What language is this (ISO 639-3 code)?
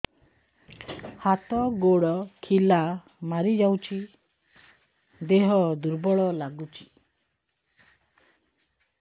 ori